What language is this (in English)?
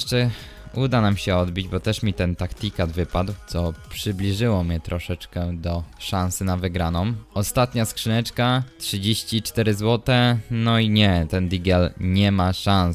Polish